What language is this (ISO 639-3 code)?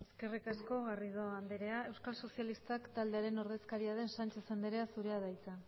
eus